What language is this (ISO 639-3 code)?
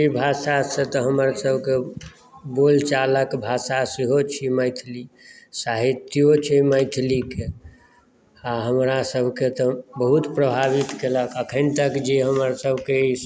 mai